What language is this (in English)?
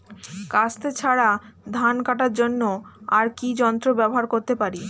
Bangla